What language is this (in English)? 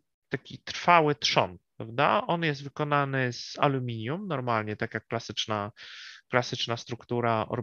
Polish